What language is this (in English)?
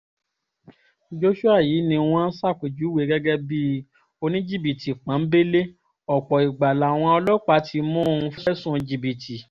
Yoruba